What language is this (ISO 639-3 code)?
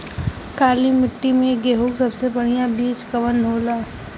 bho